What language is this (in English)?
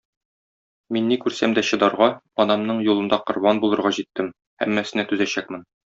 Tatar